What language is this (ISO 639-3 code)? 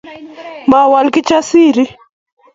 kln